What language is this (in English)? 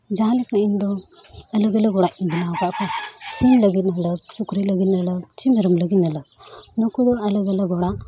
Santali